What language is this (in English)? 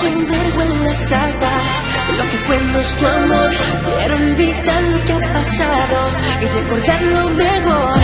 Korean